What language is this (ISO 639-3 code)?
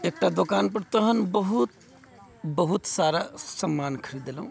mai